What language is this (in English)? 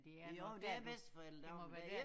Danish